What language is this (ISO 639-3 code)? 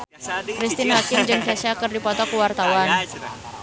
sun